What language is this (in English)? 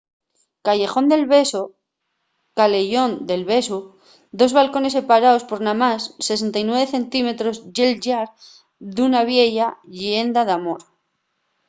Asturian